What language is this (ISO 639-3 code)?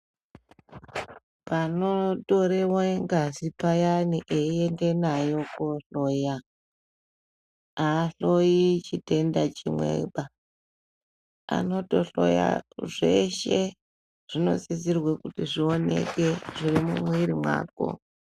ndc